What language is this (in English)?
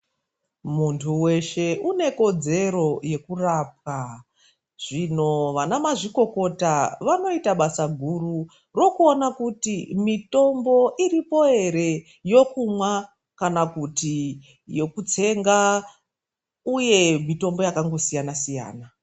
Ndau